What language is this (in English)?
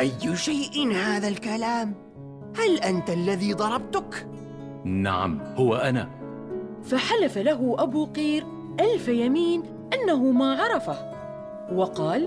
Arabic